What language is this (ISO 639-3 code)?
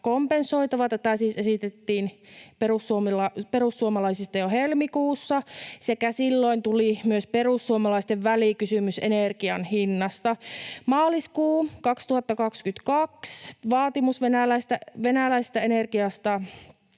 fin